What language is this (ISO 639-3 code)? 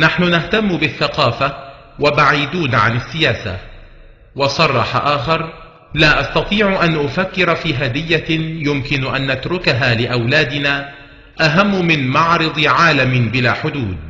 ara